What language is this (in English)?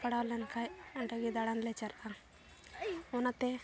Santali